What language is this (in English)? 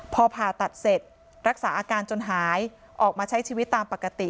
Thai